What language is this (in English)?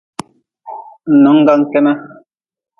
Nawdm